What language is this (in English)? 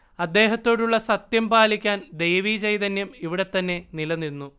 Malayalam